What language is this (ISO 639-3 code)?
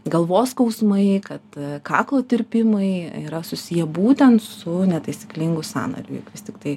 lit